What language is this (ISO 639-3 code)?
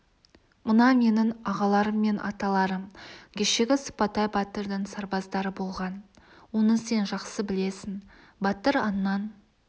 kaz